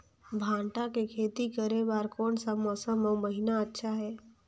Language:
Chhattisgarhi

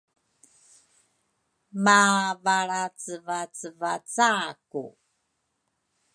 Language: Rukai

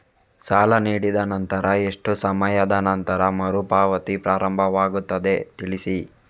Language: Kannada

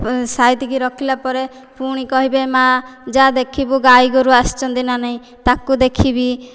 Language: Odia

